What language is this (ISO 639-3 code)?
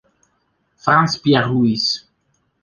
ita